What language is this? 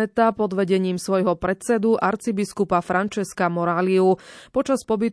Slovak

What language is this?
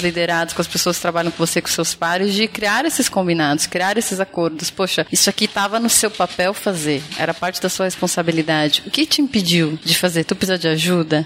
Portuguese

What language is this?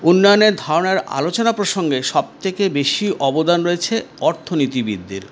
Bangla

